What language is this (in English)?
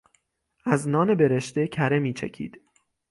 Persian